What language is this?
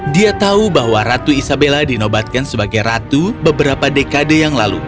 Indonesian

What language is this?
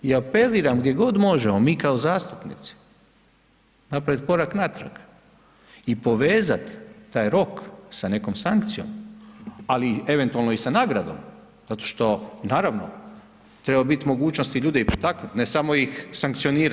Croatian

